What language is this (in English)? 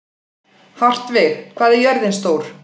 Icelandic